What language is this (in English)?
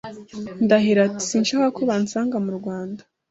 Kinyarwanda